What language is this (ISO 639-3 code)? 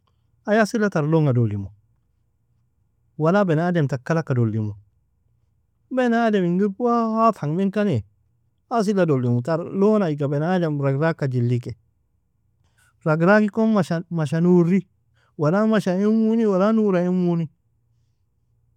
fia